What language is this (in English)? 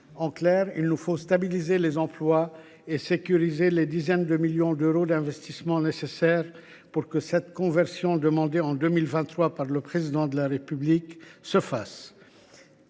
French